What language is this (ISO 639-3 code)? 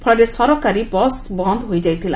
ori